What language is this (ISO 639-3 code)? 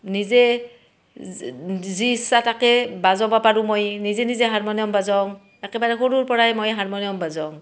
asm